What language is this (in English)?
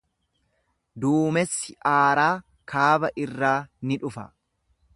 Oromo